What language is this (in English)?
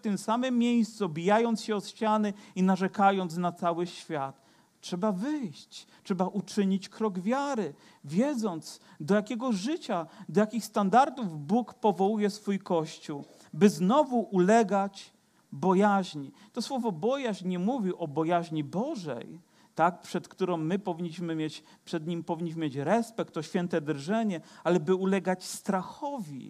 Polish